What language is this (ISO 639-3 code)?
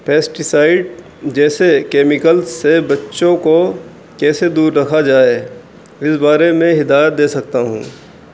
urd